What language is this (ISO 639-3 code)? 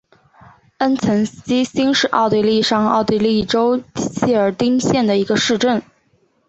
zho